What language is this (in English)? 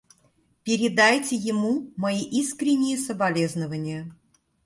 Russian